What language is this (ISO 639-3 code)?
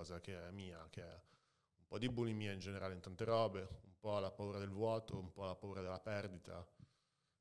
ita